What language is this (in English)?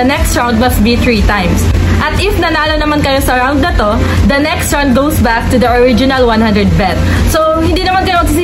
Filipino